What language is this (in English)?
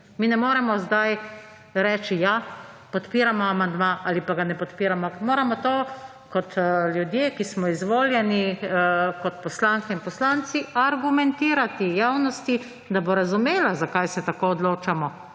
Slovenian